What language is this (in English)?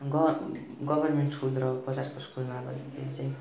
Nepali